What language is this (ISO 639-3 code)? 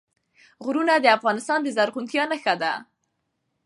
pus